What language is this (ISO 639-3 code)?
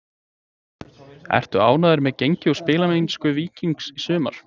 isl